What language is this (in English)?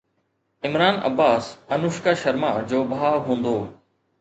Sindhi